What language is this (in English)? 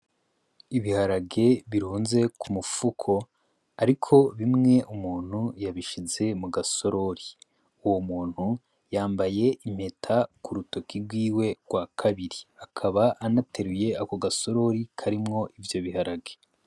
Rundi